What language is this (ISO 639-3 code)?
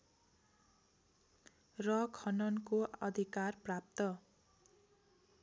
nep